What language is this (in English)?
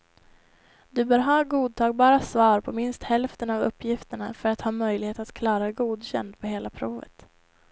Swedish